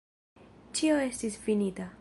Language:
Esperanto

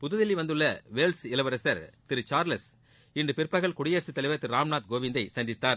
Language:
Tamil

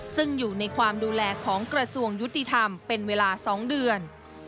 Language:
Thai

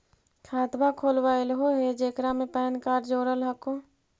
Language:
Magahi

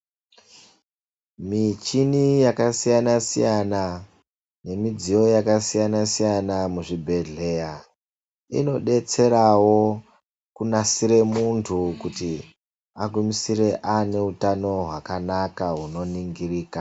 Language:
Ndau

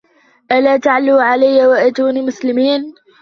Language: Arabic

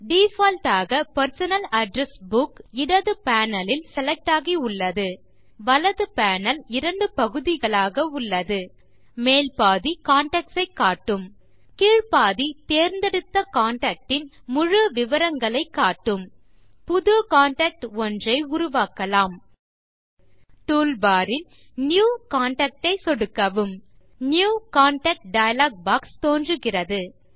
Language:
Tamil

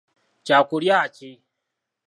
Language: Ganda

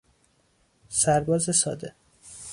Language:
Persian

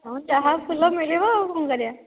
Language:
Odia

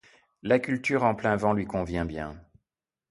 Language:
French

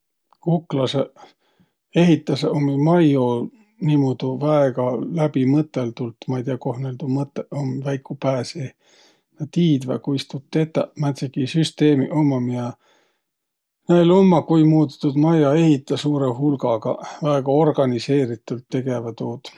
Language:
Võro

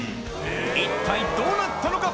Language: Japanese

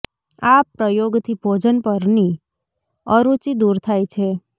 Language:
Gujarati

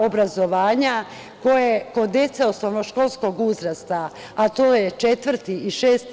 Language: Serbian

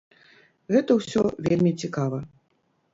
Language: Belarusian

